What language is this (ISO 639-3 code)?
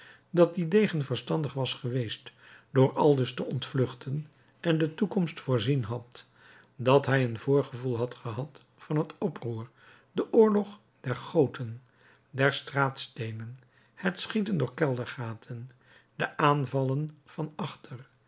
nld